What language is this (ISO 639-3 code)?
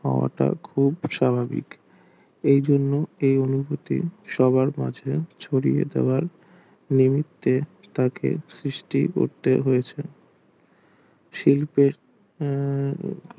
ben